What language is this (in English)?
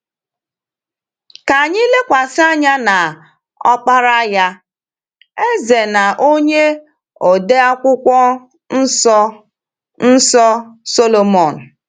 Igbo